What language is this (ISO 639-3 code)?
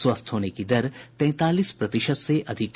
hin